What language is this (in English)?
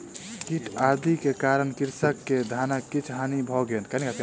Maithili